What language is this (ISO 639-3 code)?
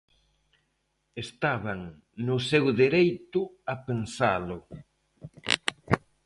glg